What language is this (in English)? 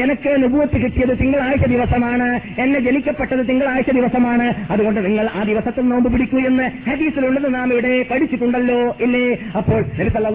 Malayalam